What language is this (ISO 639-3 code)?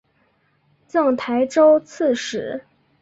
zho